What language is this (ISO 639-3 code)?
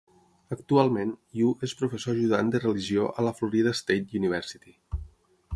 cat